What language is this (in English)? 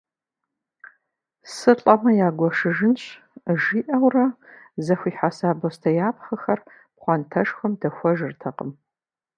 Kabardian